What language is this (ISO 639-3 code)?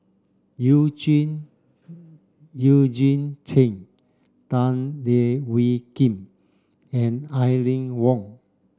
eng